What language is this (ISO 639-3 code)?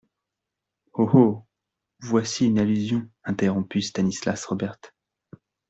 fra